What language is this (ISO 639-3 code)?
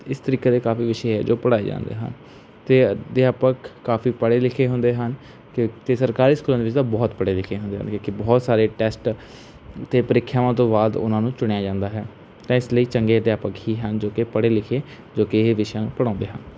pan